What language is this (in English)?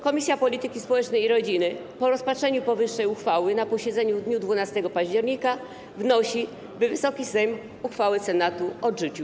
Polish